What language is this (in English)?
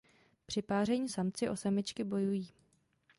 Czech